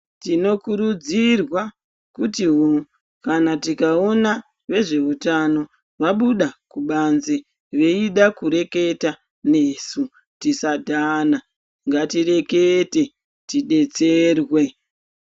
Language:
Ndau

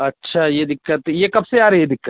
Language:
Hindi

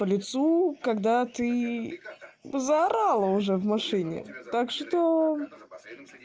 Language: Russian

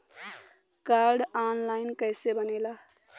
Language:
Bhojpuri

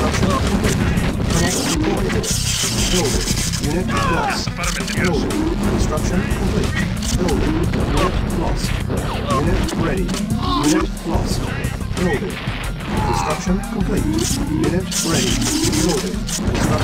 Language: English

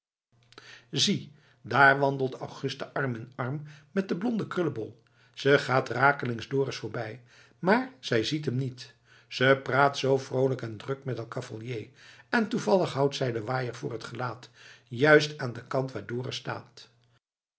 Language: Dutch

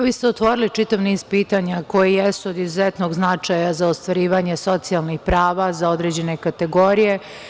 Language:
Serbian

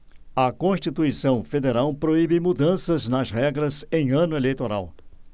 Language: Portuguese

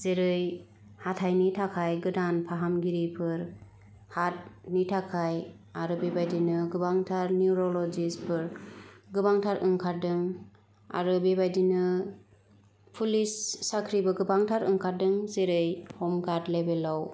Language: Bodo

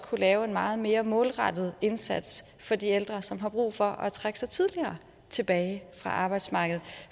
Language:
Danish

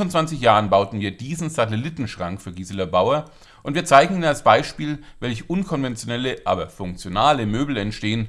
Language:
German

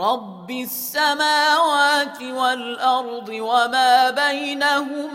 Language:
Arabic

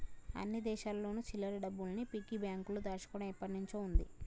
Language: Telugu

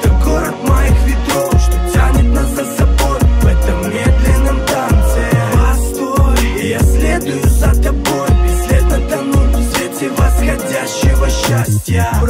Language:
Russian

